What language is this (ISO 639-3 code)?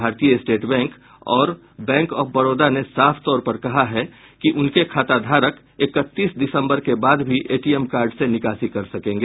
hin